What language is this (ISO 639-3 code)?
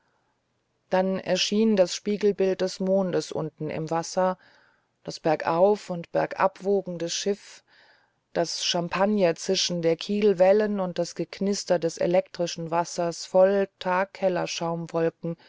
deu